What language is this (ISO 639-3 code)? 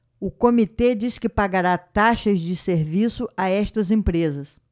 por